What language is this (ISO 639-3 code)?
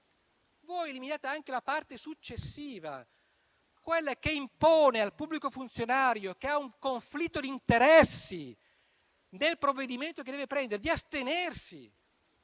ita